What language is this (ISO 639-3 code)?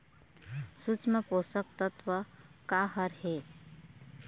hne